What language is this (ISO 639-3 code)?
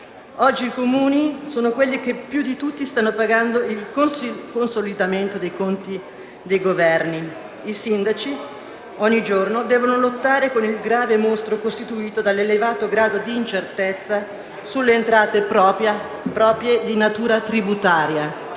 ita